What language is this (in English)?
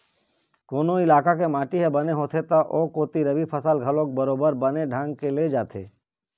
Chhattisgarhi